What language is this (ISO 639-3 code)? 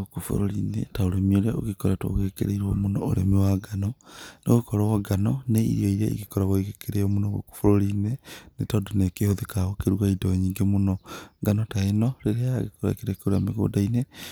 kik